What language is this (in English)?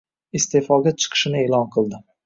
Uzbek